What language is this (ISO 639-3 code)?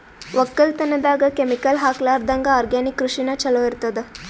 kan